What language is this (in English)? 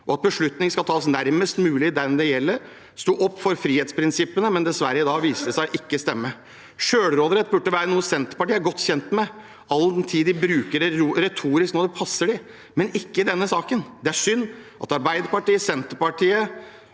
Norwegian